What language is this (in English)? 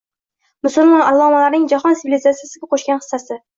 Uzbek